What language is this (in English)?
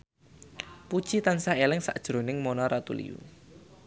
Javanese